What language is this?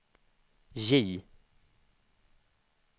Swedish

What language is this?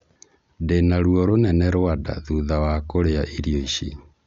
Kikuyu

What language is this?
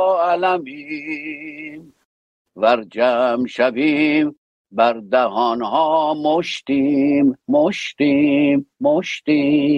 Persian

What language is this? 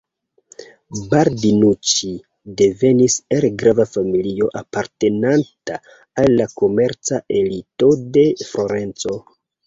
Esperanto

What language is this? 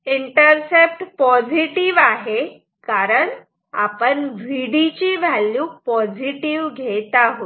Marathi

